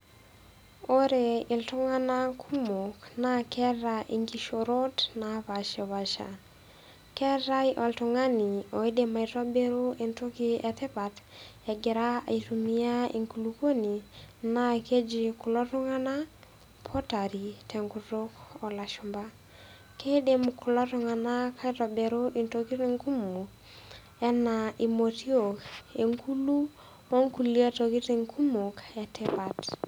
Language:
Masai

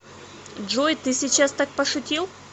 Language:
Russian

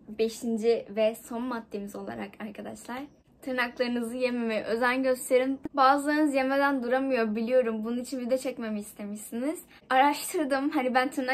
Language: Turkish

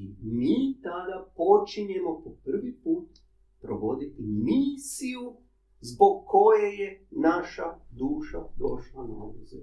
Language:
Croatian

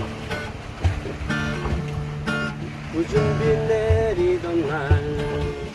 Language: Korean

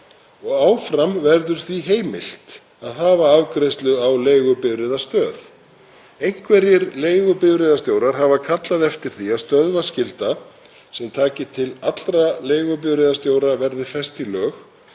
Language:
Icelandic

